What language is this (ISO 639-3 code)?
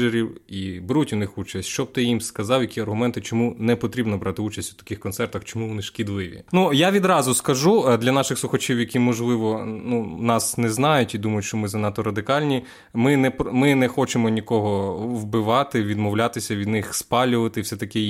ukr